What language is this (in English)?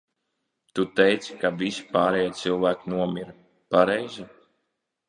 Latvian